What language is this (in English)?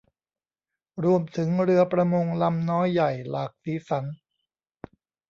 Thai